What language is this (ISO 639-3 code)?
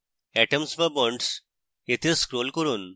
ben